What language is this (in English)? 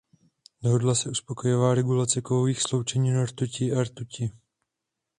Czech